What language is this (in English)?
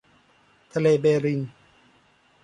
Thai